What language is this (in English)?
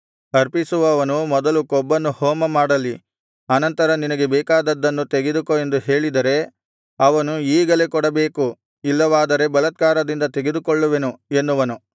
Kannada